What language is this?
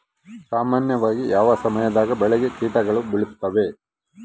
Kannada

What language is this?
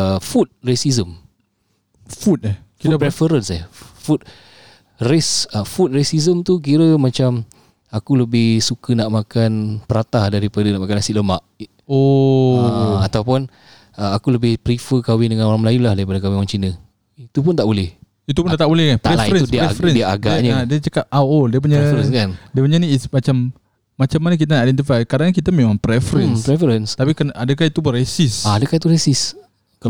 Malay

